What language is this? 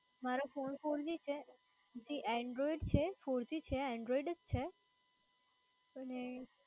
Gujarati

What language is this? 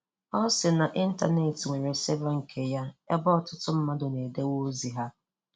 Igbo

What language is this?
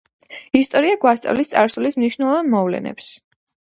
Georgian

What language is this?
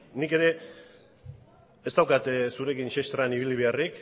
Basque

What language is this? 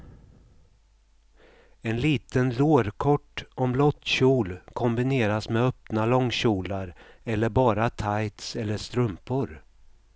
Swedish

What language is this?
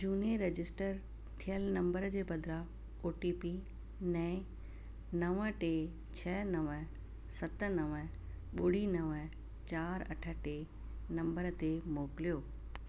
Sindhi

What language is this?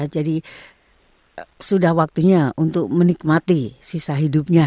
Indonesian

